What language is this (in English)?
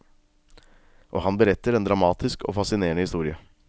Norwegian